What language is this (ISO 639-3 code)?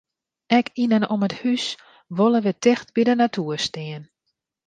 fry